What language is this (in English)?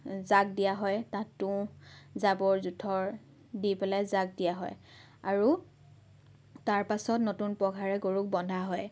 Assamese